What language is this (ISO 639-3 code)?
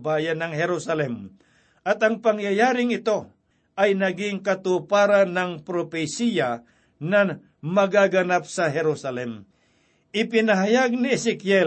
fil